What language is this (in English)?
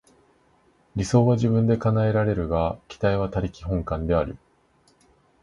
Japanese